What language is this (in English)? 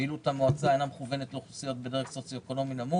Hebrew